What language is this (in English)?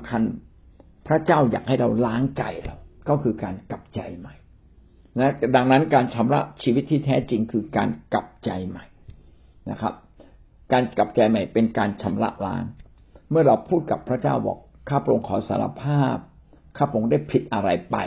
Thai